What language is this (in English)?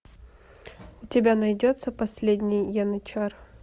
Russian